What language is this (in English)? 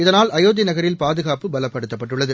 Tamil